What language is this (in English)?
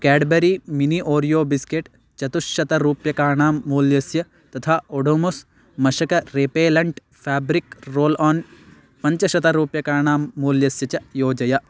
Sanskrit